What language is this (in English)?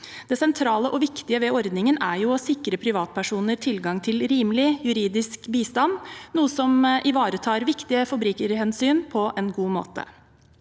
Norwegian